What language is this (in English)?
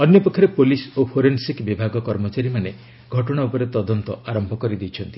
Odia